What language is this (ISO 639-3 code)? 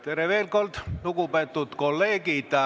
est